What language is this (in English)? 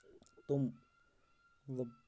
Kashmiri